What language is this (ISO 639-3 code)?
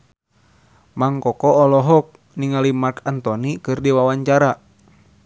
sun